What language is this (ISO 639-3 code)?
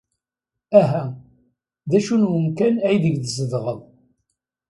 kab